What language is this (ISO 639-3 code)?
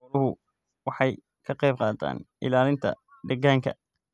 som